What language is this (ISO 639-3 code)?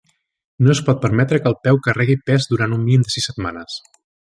cat